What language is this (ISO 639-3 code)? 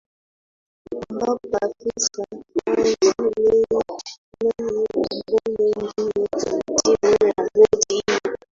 swa